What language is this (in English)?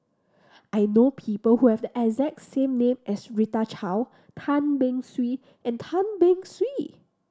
English